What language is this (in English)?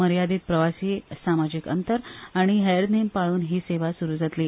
Konkani